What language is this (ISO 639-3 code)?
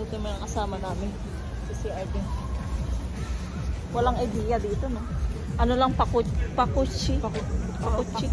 fil